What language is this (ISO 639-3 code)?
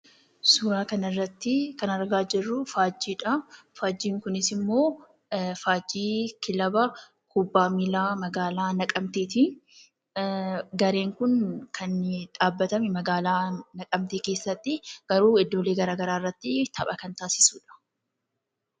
orm